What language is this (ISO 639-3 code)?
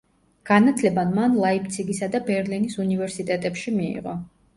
kat